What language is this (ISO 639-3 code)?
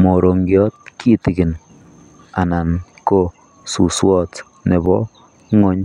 kln